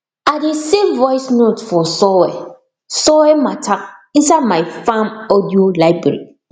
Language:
Nigerian Pidgin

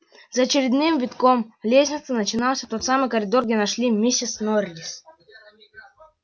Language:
Russian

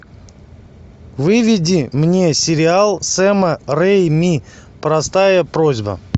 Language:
Russian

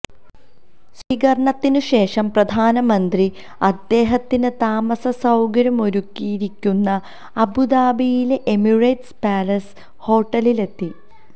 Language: Malayalam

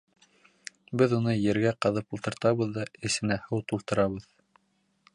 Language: Bashkir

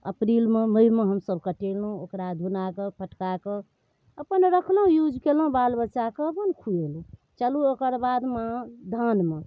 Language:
Maithili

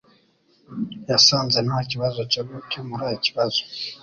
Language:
Kinyarwanda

